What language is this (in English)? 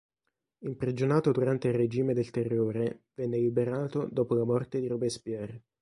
Italian